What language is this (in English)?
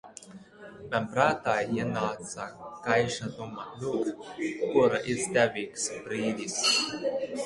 Latvian